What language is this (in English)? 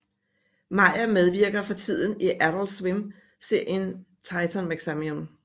Danish